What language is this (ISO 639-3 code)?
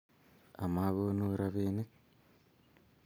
kln